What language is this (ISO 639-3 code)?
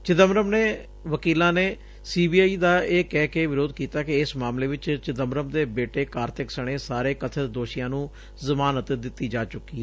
pan